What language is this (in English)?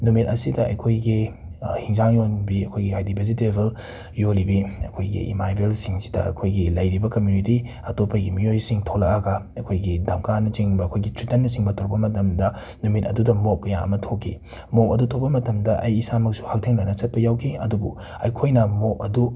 Manipuri